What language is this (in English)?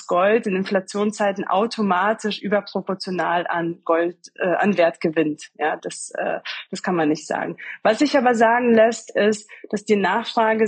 German